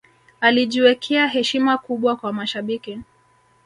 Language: Swahili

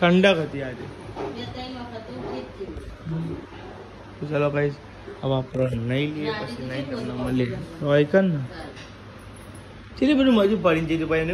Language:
Gujarati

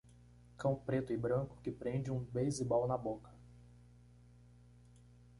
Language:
Portuguese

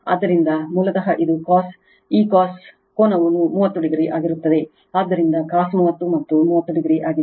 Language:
Kannada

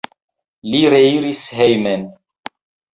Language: Esperanto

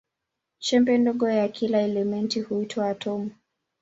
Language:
Swahili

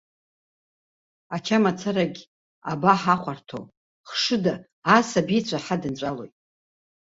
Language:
Abkhazian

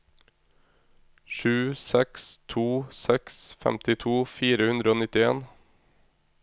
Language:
Norwegian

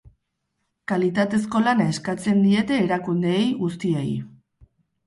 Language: Basque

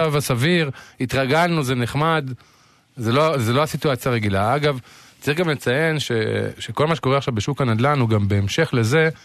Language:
Hebrew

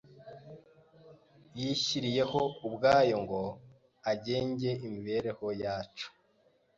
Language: Kinyarwanda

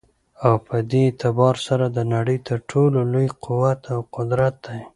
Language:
Pashto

